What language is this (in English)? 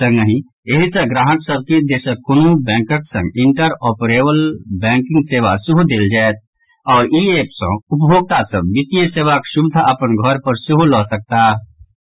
Maithili